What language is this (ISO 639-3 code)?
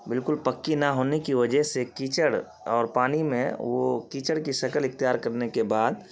urd